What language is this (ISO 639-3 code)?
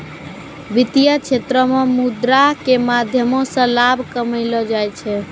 mai